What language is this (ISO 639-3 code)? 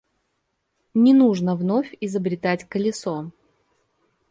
rus